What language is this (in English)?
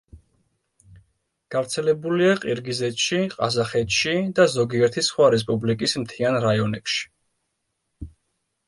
Georgian